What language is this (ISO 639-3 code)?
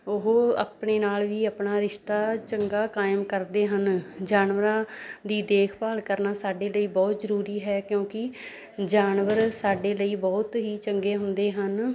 pan